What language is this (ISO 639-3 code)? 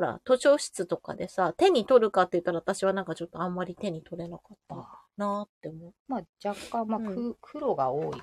jpn